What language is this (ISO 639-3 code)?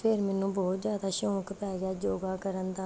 pan